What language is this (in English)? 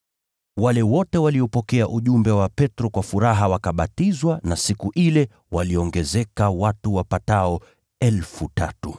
Swahili